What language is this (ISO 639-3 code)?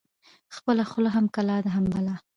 pus